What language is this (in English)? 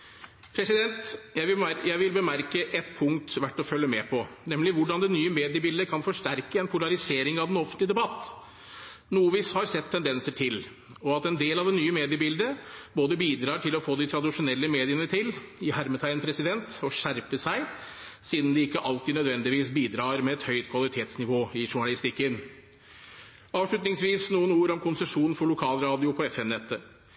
Norwegian Bokmål